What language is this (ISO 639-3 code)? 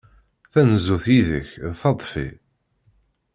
kab